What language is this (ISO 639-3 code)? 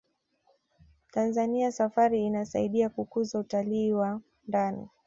swa